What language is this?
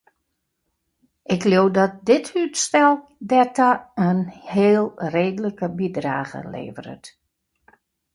Western Frisian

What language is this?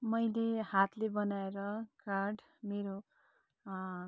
Nepali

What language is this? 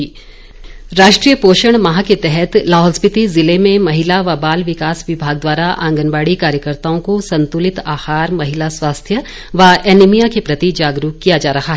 Hindi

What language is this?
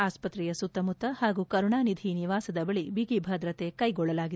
Kannada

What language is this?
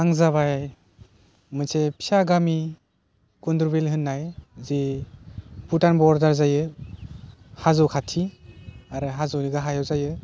Bodo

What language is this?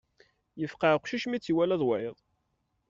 Kabyle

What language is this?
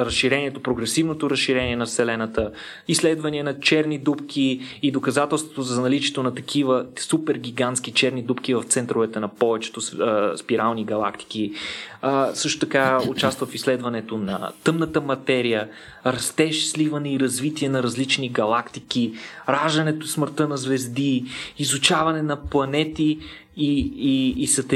Bulgarian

